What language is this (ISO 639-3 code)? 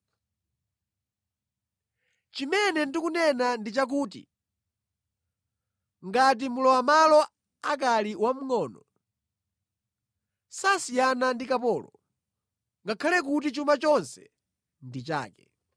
nya